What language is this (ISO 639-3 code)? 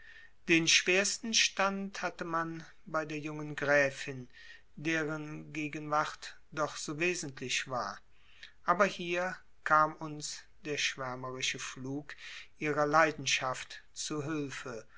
deu